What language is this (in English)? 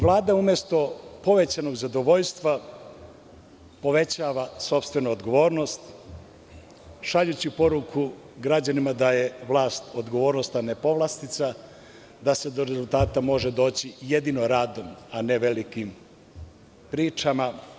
Serbian